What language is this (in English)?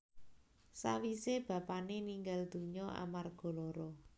Javanese